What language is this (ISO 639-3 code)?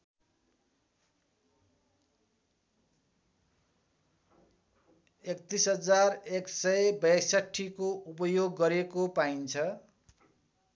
nep